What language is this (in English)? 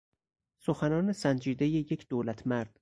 Persian